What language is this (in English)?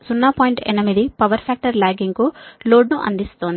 Telugu